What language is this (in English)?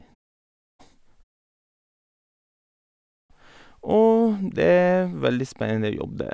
Norwegian